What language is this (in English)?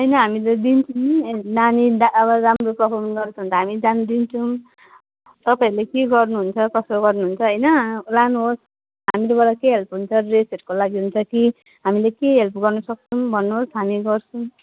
Nepali